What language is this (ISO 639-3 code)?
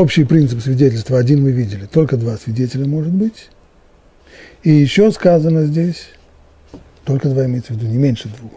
rus